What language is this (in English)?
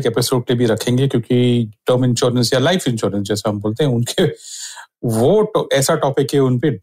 Hindi